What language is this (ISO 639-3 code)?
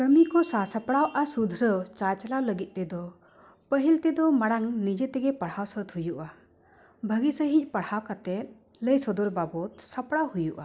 sat